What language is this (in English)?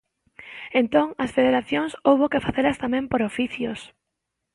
Galician